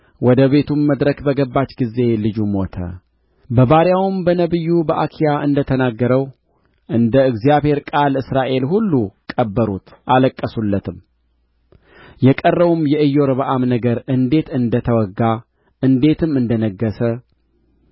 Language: Amharic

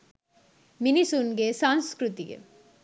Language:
Sinhala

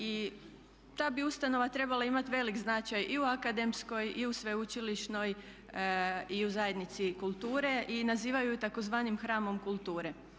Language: Croatian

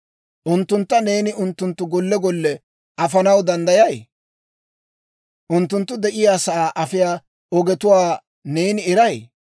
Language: Dawro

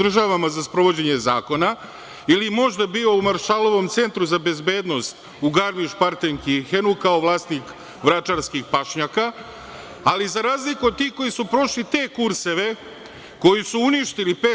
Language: Serbian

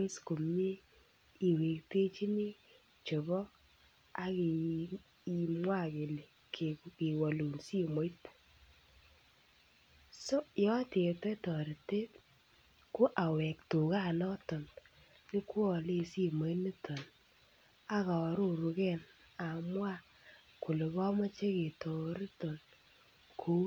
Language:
Kalenjin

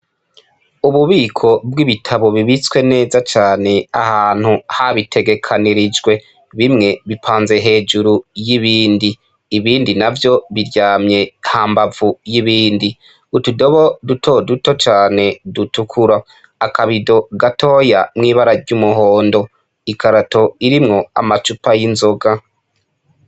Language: Rundi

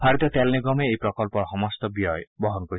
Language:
Assamese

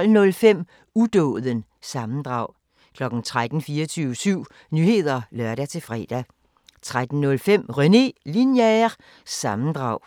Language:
Danish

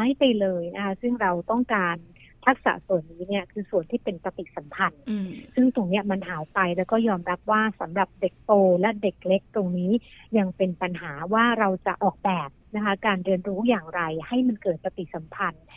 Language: Thai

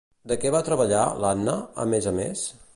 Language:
Catalan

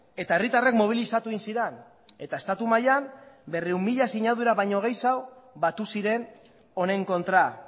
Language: Basque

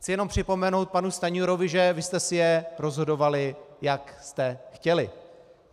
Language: Czech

